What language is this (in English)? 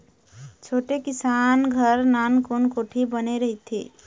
Chhattisgarhi